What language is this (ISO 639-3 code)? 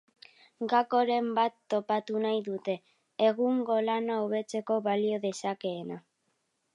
eus